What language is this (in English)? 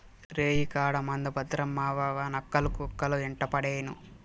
Telugu